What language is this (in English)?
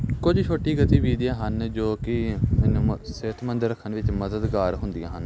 Punjabi